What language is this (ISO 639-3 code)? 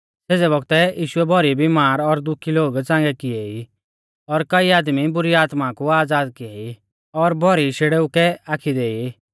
bfz